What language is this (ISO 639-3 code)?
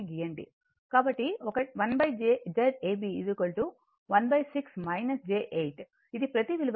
tel